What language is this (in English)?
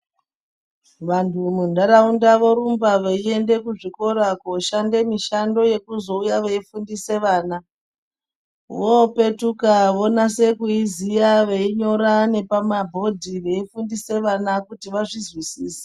Ndau